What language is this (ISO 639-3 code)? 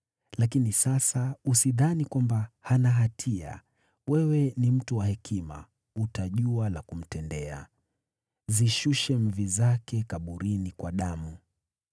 swa